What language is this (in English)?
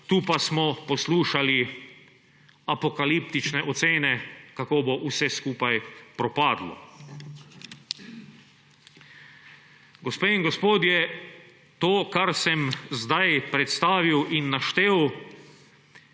Slovenian